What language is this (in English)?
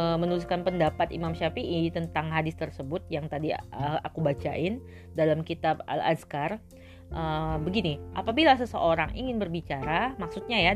Indonesian